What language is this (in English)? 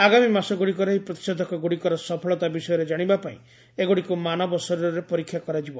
Odia